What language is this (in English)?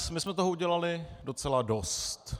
Czech